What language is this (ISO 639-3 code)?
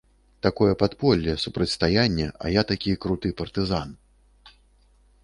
bel